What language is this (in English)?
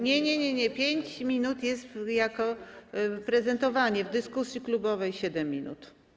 Polish